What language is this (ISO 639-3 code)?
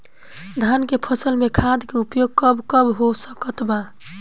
bho